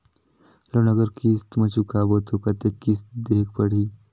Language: Chhattisgarhi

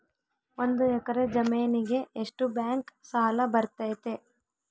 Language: Kannada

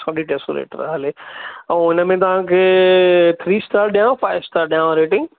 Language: Sindhi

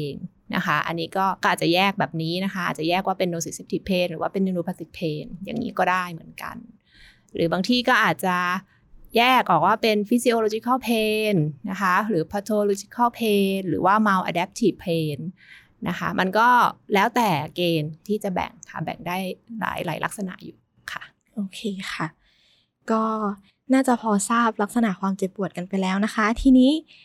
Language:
Thai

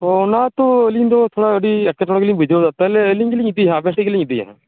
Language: Santali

